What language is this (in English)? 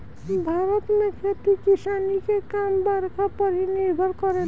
Bhojpuri